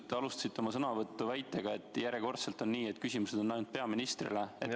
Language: Estonian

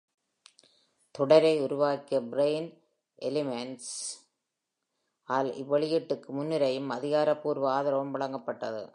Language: Tamil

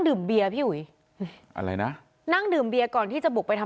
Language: Thai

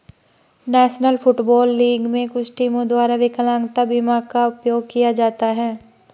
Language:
Hindi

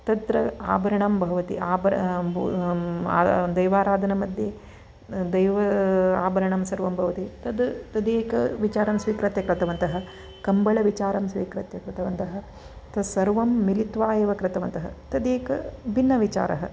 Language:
Sanskrit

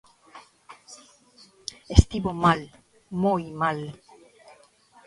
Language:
Galician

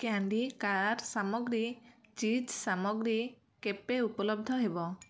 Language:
Odia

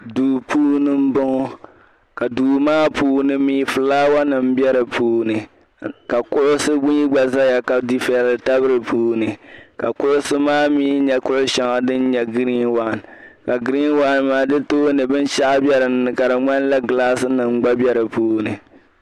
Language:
Dagbani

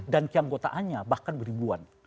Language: Indonesian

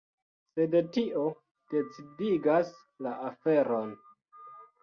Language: Esperanto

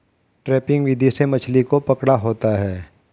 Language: Hindi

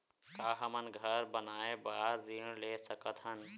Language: Chhattisgarhi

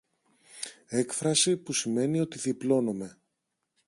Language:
Greek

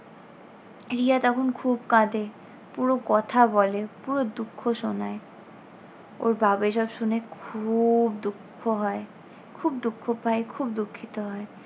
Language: Bangla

